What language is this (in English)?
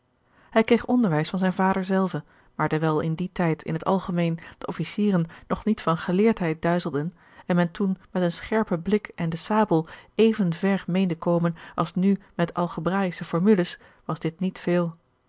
Dutch